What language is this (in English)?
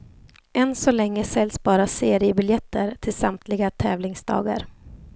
Swedish